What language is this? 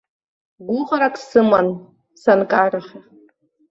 Abkhazian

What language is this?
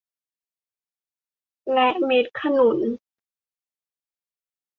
Thai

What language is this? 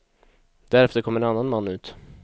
Swedish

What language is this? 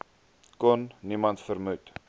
Afrikaans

